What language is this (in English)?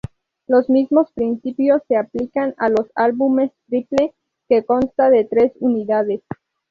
Spanish